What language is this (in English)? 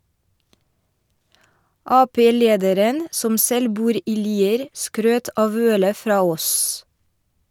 Norwegian